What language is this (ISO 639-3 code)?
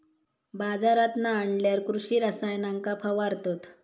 mar